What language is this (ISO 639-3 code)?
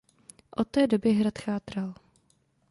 ces